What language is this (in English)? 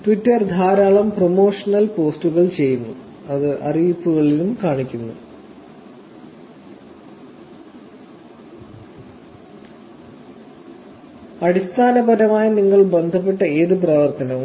Malayalam